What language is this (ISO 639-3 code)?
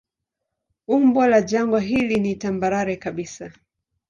swa